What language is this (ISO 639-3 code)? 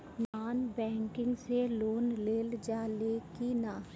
bho